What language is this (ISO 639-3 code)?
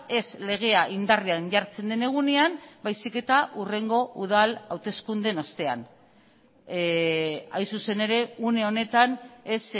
eus